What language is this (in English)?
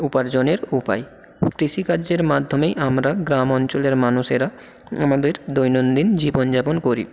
Bangla